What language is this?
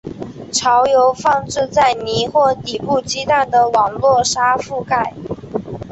Chinese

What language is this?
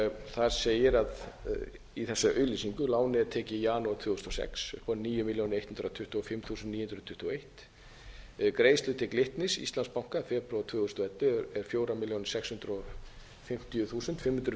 Icelandic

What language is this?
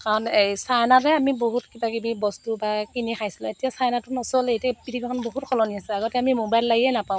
Assamese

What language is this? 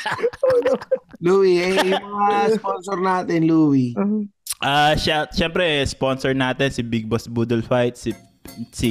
Filipino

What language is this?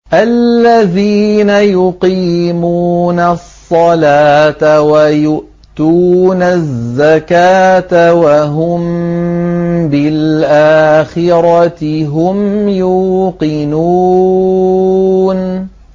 Arabic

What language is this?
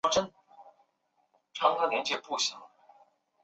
Chinese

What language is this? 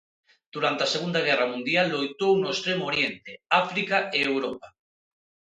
Galician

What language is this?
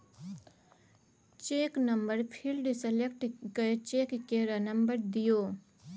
Maithili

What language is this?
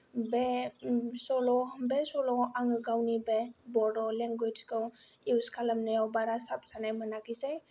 Bodo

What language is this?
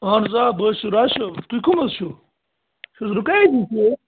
Kashmiri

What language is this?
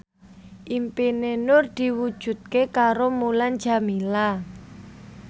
Javanese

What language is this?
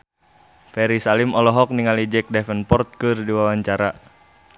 Sundanese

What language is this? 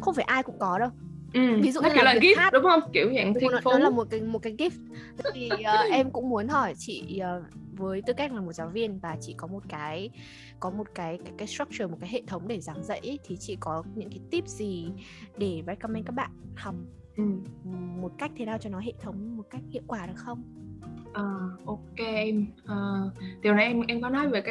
Vietnamese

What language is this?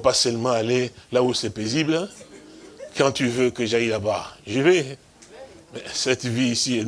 French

